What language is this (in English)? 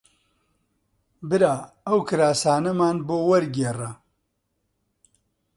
Central Kurdish